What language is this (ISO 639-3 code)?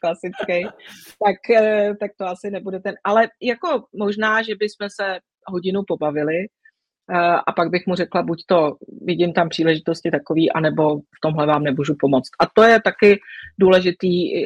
ces